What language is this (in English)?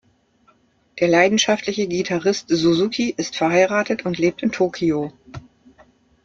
German